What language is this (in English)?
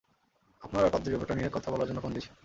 Bangla